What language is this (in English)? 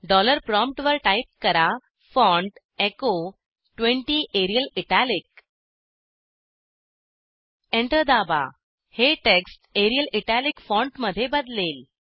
Marathi